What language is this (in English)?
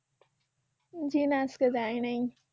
Bangla